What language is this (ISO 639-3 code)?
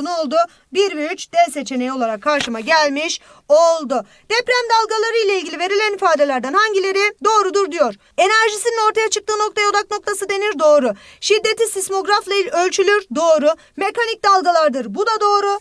tur